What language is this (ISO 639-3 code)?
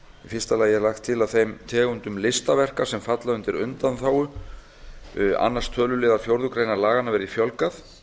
isl